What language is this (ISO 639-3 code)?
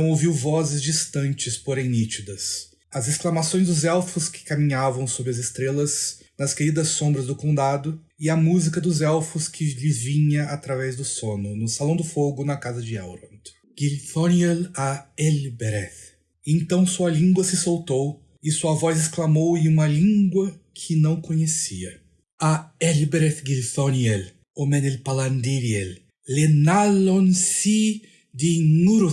por